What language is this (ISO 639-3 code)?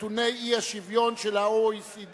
heb